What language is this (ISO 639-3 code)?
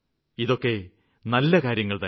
mal